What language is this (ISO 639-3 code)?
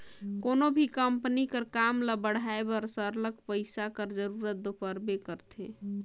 hne